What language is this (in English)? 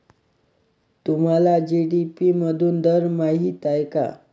Marathi